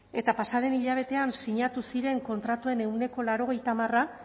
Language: Basque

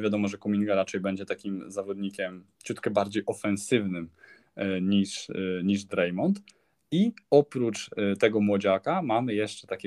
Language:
Polish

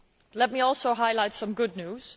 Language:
English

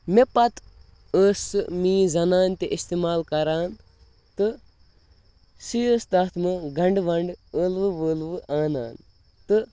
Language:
Kashmiri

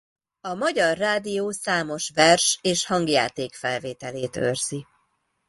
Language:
Hungarian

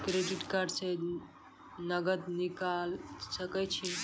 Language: Maithili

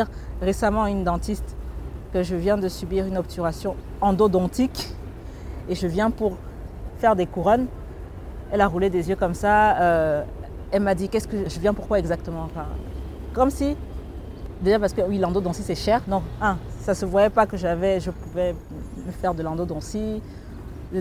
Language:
French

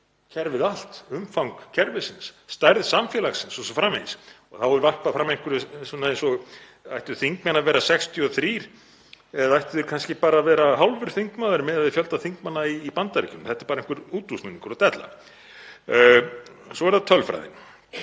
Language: Icelandic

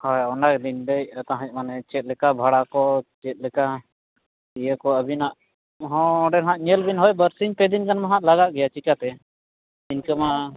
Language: Santali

